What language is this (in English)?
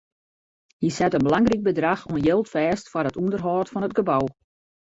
Western Frisian